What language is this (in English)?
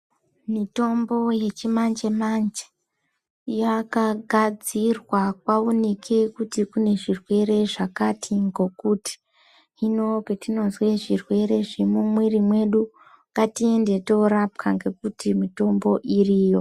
Ndau